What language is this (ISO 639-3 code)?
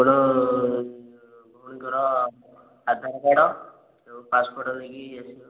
ori